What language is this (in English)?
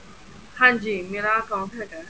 Punjabi